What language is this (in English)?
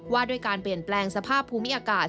Thai